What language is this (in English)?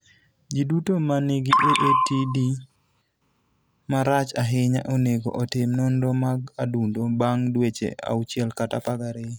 Luo (Kenya and Tanzania)